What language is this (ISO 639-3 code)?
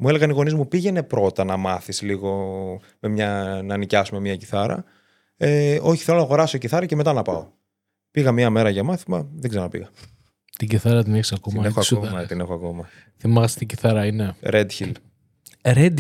ell